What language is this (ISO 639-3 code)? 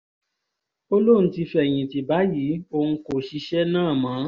yor